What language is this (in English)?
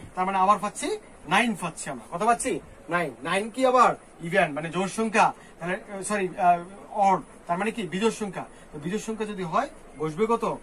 Korean